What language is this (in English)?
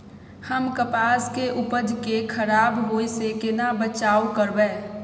Maithili